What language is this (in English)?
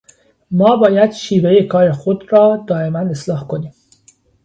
Persian